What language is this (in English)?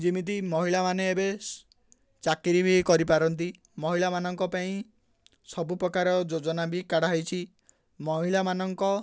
Odia